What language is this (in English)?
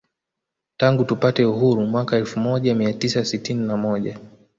Swahili